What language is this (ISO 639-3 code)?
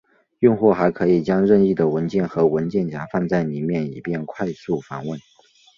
zho